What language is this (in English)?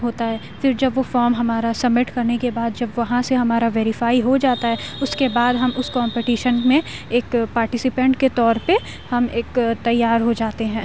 Urdu